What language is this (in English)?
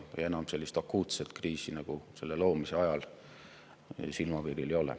Estonian